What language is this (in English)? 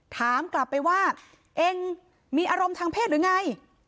Thai